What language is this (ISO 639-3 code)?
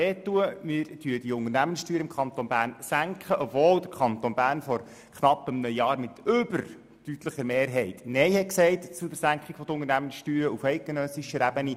gsw